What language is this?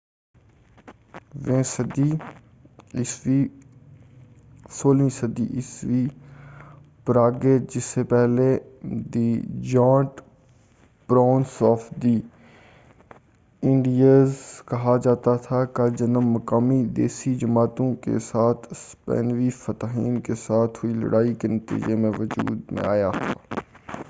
Urdu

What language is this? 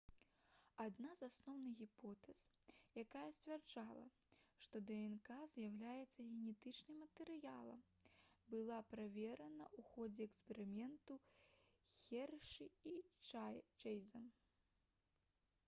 Belarusian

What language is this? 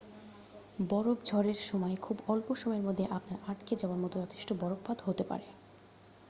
Bangla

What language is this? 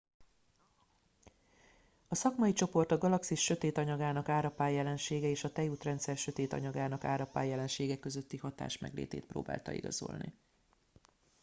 Hungarian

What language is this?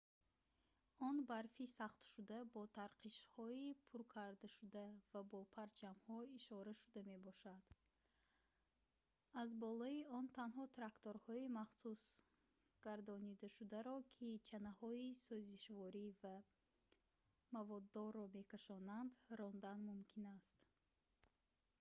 Tajik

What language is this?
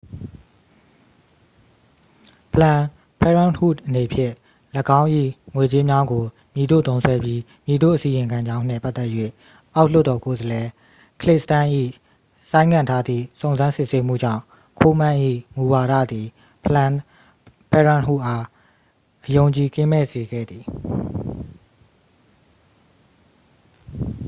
Burmese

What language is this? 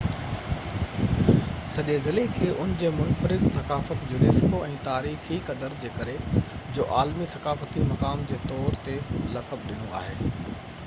Sindhi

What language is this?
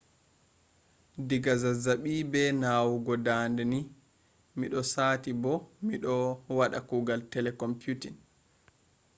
Fula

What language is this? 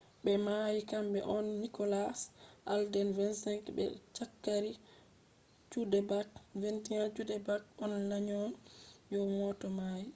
Fula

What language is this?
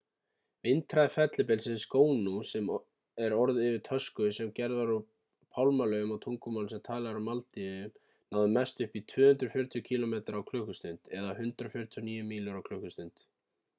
Icelandic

